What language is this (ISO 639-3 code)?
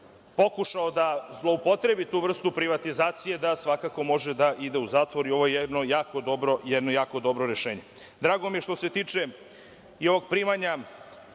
srp